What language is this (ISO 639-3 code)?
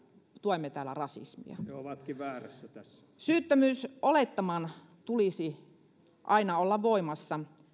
fin